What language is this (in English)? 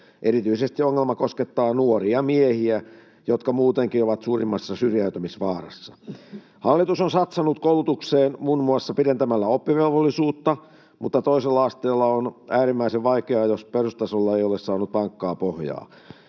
Finnish